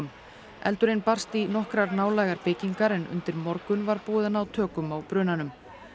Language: Icelandic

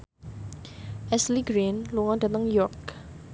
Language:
Javanese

